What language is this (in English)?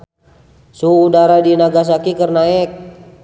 Sundanese